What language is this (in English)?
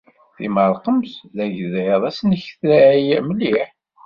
Kabyle